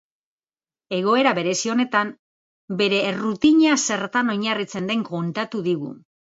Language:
Basque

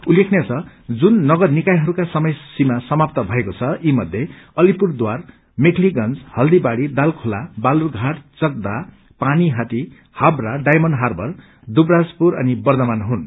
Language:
Nepali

